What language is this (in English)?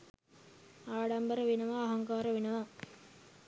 Sinhala